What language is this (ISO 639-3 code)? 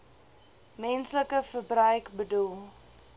afr